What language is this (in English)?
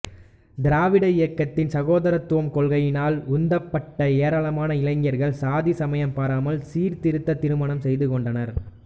Tamil